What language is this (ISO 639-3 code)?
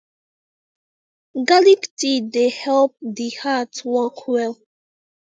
pcm